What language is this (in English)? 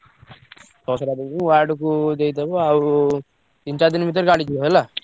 Odia